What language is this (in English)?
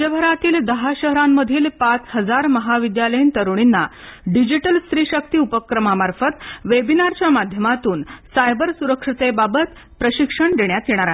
Marathi